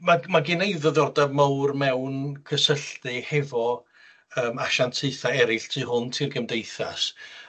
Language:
Welsh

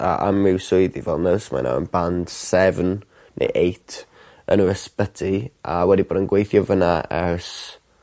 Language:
Welsh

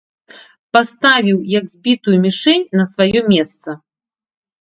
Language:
Belarusian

